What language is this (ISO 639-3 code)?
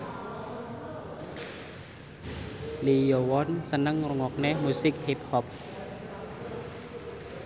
jav